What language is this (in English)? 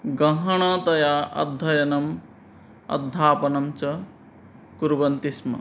Sanskrit